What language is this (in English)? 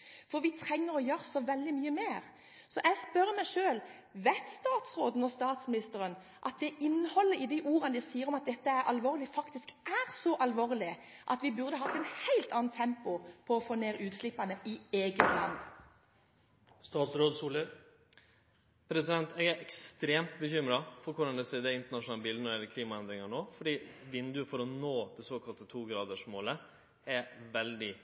Norwegian